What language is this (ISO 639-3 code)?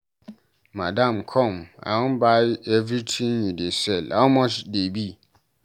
pcm